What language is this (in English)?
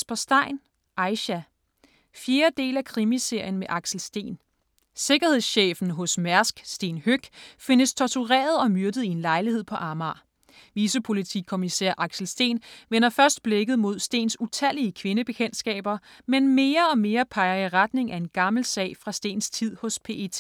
Danish